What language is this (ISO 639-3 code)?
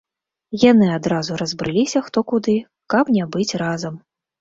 bel